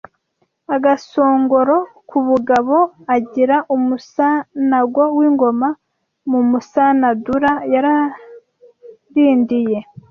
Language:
Kinyarwanda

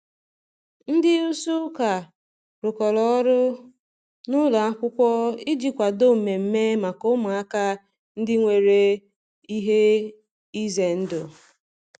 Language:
Igbo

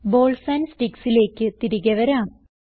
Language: Malayalam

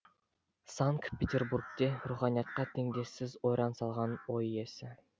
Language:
Kazakh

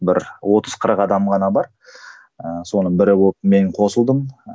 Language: Kazakh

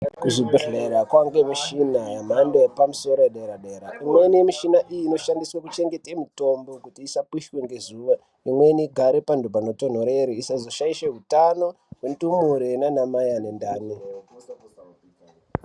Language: Ndau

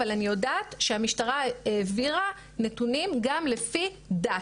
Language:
Hebrew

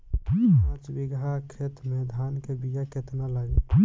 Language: Bhojpuri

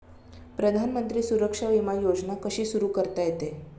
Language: Marathi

